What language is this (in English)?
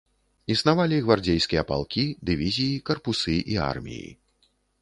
Belarusian